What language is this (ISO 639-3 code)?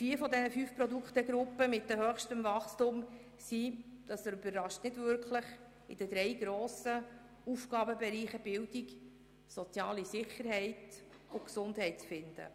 gsw